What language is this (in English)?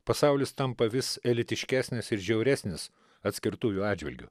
Lithuanian